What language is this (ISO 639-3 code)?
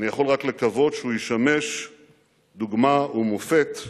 heb